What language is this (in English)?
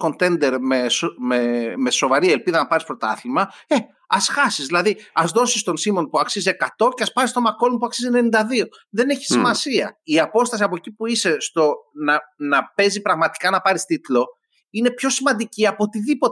Greek